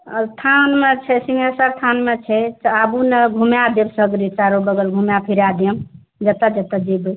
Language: Maithili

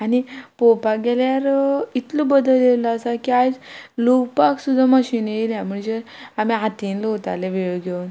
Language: Konkani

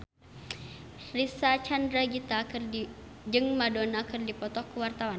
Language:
Sundanese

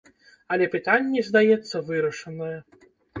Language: Belarusian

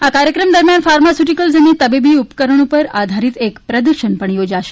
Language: Gujarati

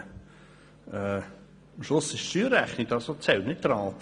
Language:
Swiss German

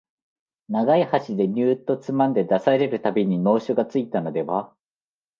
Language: Japanese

